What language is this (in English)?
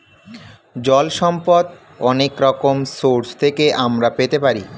Bangla